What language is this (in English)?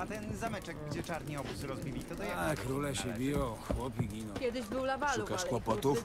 Polish